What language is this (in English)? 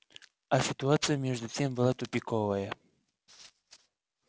Russian